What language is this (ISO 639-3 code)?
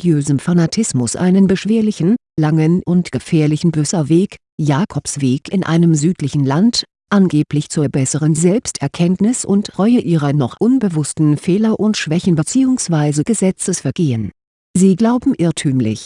deu